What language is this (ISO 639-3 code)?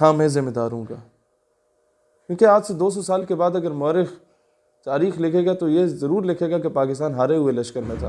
urd